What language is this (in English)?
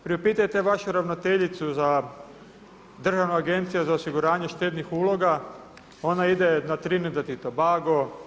Croatian